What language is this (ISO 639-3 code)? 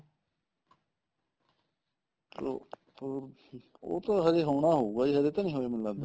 pan